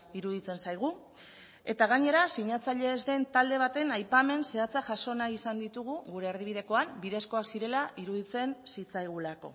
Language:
Basque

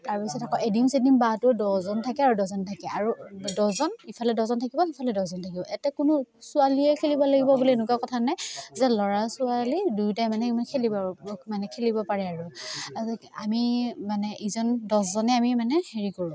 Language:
Assamese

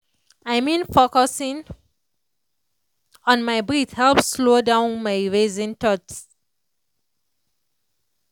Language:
Nigerian Pidgin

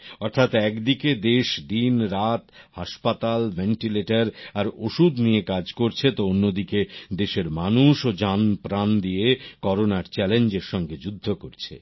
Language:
Bangla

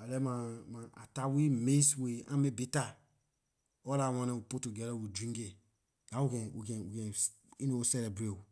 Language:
Liberian English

